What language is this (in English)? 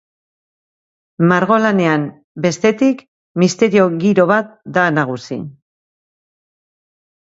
Basque